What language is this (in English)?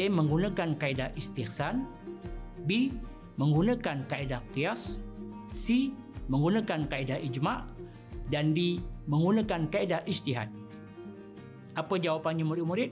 Malay